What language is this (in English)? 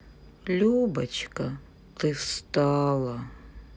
Russian